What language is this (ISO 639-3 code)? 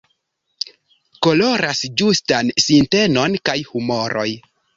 epo